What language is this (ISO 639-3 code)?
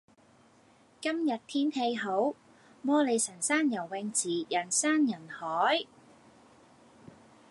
yue